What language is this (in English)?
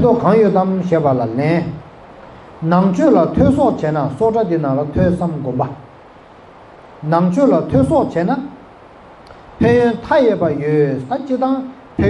Korean